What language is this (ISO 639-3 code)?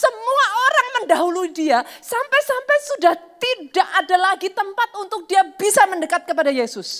ind